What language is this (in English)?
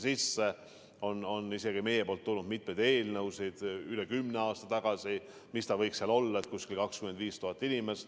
Estonian